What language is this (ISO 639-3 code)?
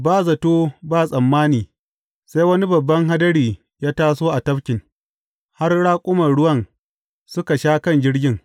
hau